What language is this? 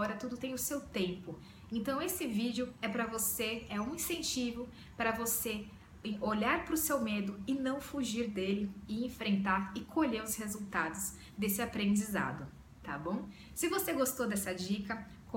Portuguese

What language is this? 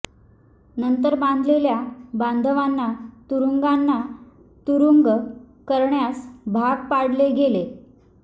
Marathi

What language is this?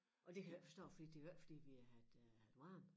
Danish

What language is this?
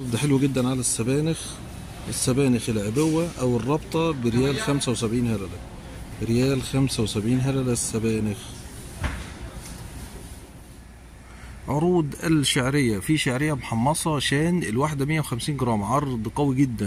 Arabic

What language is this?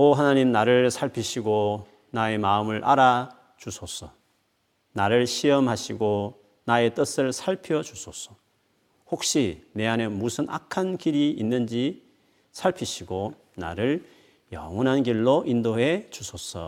Korean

